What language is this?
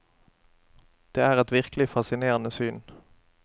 Norwegian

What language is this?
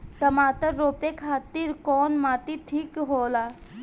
Bhojpuri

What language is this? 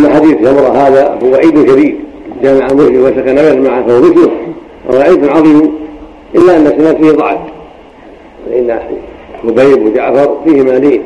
Arabic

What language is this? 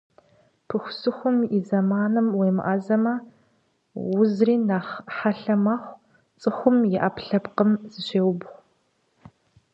Kabardian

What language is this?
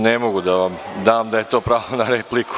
Serbian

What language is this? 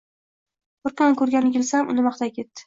Uzbek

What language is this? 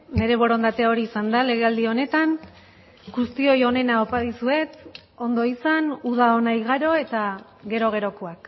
Basque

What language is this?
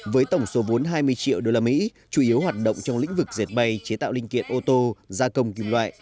Vietnamese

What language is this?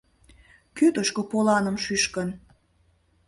Mari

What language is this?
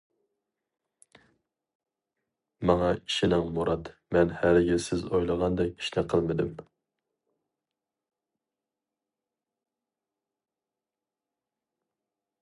Uyghur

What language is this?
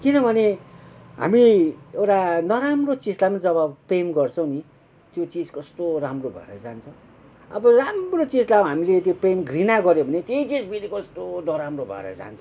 Nepali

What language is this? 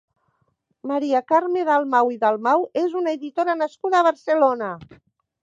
Catalan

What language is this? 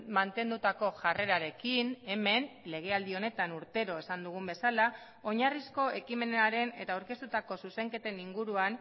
Basque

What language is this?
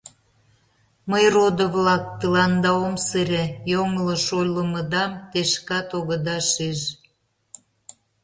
Mari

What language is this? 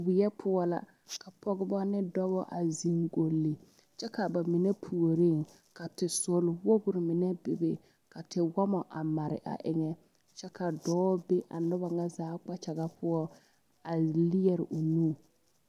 Southern Dagaare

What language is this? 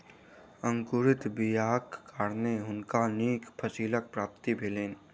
Maithili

